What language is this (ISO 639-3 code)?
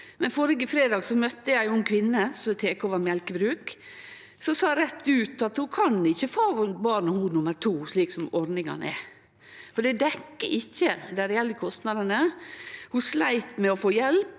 nor